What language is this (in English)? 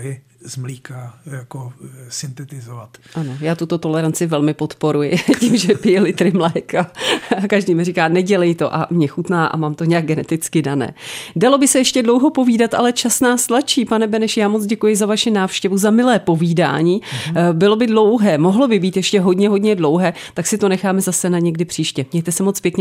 Czech